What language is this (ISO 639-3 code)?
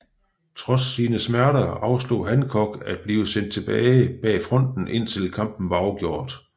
dan